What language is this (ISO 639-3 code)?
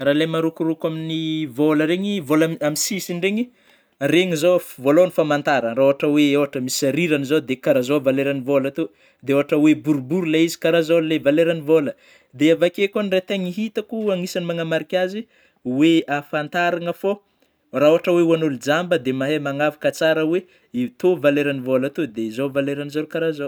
bmm